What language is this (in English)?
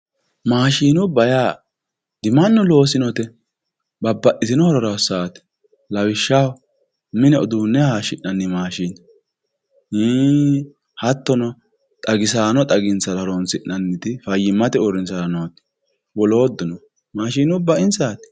Sidamo